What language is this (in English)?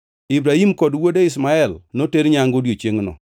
Luo (Kenya and Tanzania)